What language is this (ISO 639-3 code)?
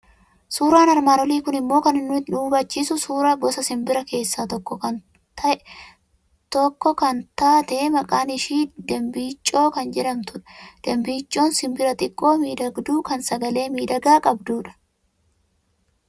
orm